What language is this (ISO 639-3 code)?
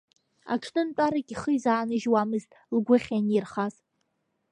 abk